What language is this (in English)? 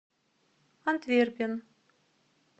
Russian